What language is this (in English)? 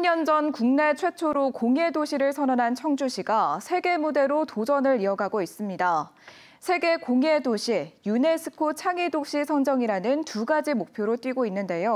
Korean